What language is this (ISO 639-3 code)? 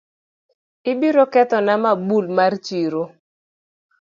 luo